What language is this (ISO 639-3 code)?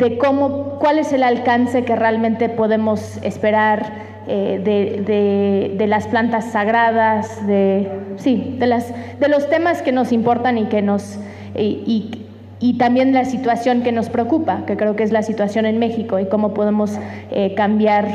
spa